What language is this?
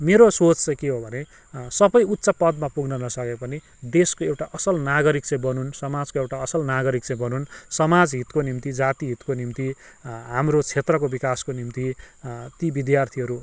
Nepali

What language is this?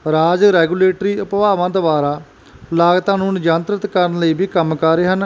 Punjabi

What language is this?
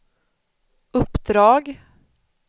Swedish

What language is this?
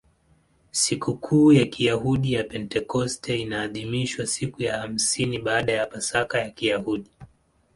Swahili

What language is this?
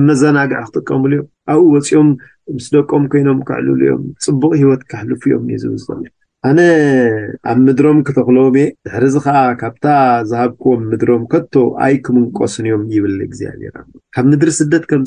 Arabic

